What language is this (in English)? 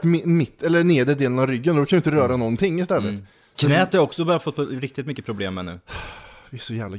Swedish